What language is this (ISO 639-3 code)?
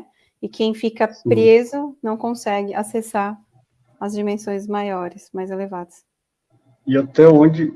por